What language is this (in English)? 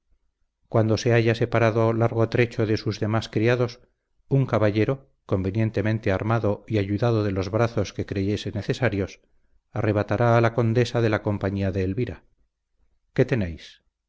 Spanish